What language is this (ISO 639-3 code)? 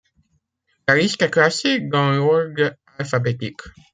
fra